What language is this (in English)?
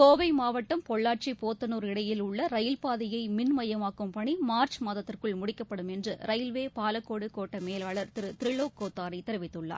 Tamil